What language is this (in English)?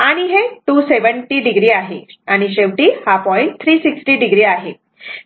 Marathi